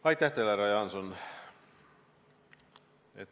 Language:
Estonian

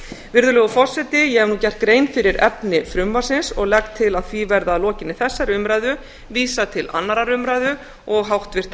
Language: Icelandic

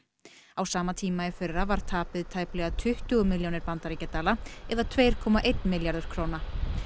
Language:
Icelandic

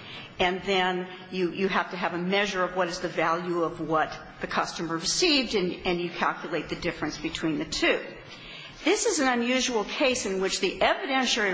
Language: English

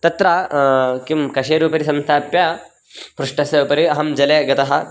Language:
Sanskrit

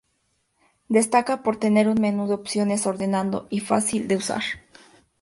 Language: Spanish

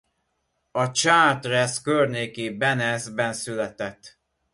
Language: Hungarian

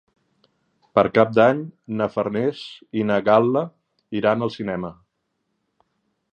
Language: Catalan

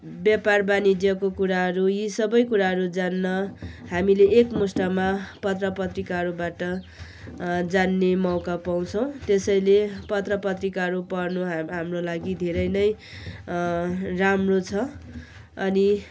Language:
Nepali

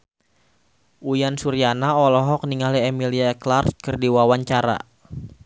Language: Sundanese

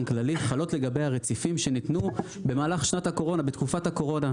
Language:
Hebrew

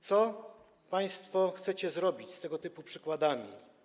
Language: Polish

